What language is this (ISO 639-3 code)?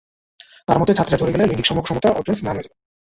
ben